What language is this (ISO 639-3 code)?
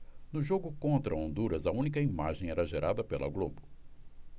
por